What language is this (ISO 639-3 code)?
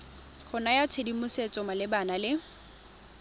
tsn